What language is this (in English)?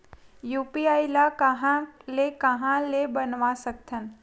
Chhattisgarhi